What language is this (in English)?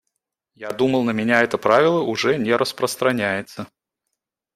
Russian